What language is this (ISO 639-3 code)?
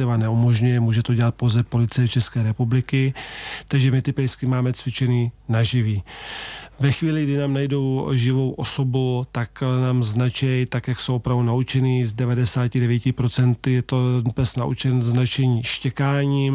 ces